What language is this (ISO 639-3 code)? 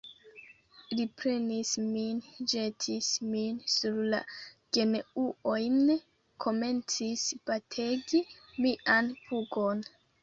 epo